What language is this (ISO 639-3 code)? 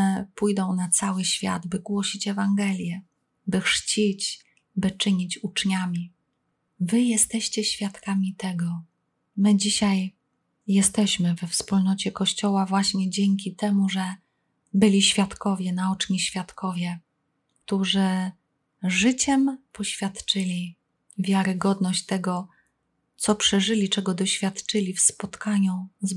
pol